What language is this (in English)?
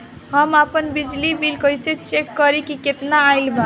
Bhojpuri